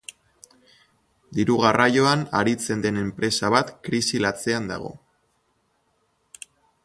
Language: Basque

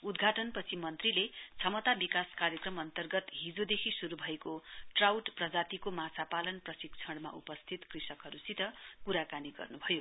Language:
Nepali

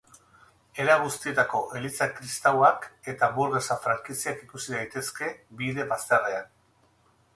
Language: Basque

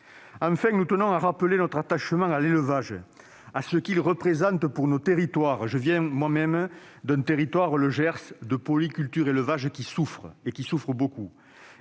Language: French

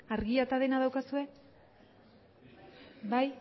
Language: Basque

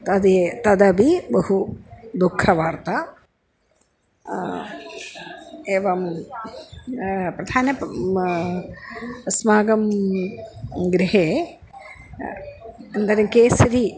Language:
Sanskrit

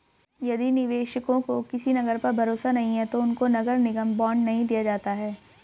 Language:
Hindi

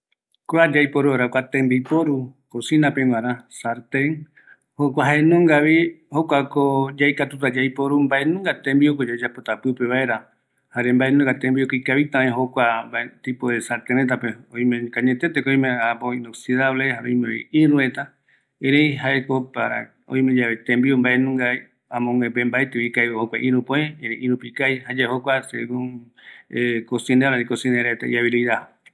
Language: Eastern Bolivian Guaraní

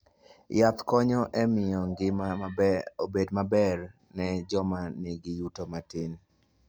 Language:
Luo (Kenya and Tanzania)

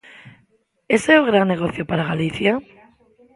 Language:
Galician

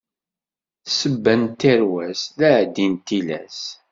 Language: Kabyle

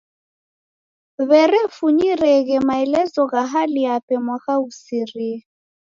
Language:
Taita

